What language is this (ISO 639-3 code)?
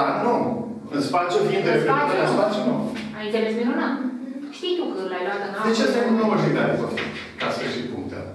ron